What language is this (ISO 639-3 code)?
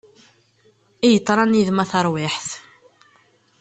kab